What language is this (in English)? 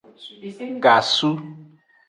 Aja (Benin)